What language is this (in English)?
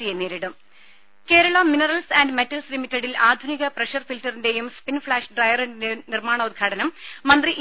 Malayalam